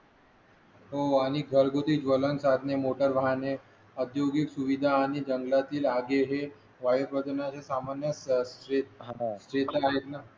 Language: Marathi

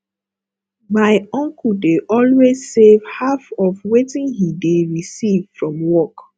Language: Nigerian Pidgin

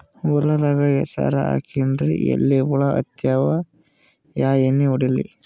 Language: Kannada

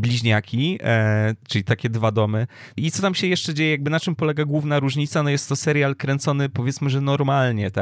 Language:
Polish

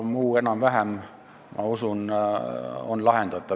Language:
Estonian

